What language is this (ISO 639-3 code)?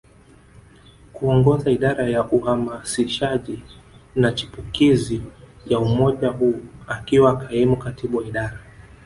swa